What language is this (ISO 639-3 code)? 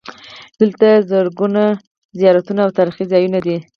pus